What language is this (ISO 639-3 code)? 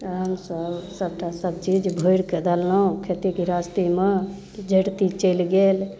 mai